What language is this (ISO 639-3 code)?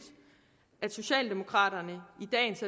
dan